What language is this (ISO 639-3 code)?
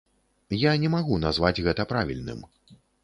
bel